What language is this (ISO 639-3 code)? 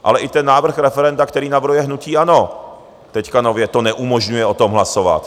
ces